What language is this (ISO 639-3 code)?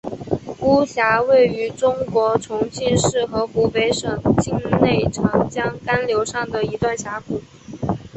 zho